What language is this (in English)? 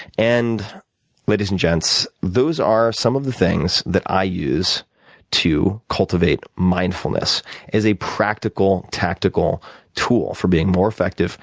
English